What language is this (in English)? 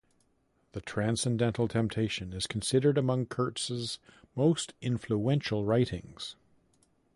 English